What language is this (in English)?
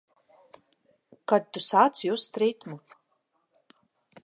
Latvian